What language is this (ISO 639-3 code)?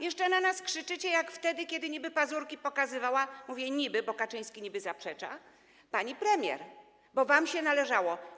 pol